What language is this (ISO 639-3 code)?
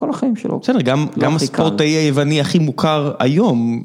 heb